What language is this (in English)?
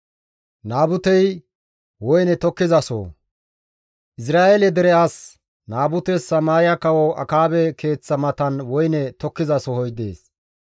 Gamo